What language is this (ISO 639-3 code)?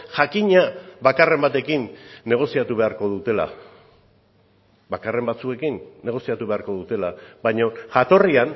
eus